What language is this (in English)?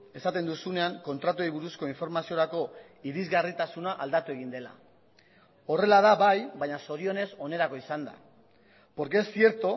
Basque